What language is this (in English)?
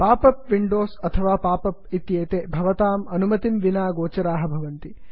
Sanskrit